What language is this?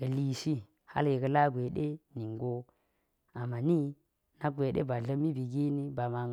Geji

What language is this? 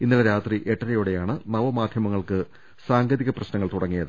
Malayalam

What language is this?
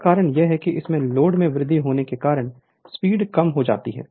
Hindi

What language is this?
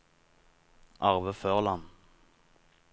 Norwegian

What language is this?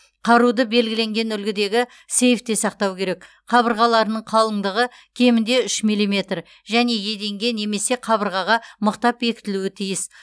Kazakh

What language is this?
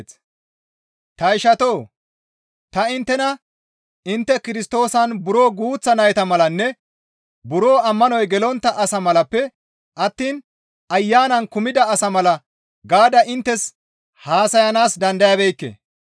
Gamo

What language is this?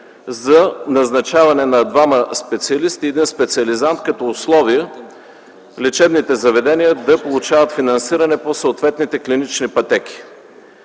Bulgarian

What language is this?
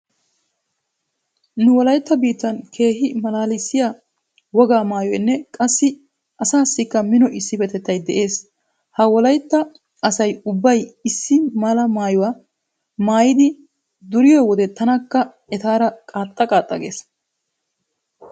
Wolaytta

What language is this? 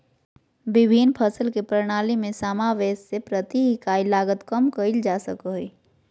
Magahi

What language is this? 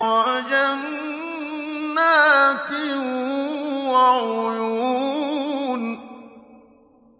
Arabic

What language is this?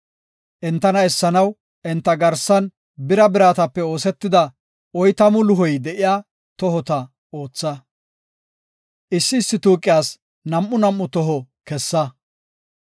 Gofa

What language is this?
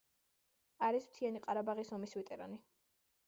Georgian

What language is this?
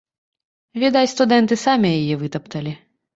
Belarusian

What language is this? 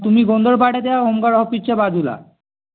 Marathi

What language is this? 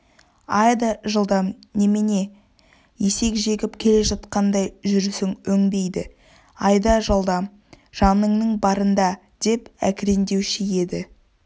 Kazakh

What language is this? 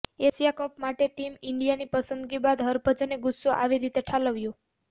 Gujarati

